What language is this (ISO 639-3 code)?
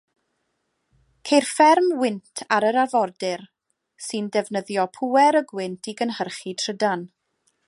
cym